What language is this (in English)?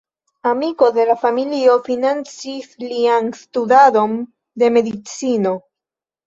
Esperanto